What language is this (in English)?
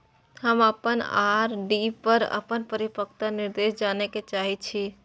Maithili